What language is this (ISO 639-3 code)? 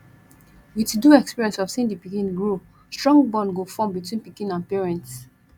pcm